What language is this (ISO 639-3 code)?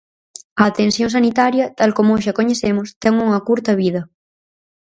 glg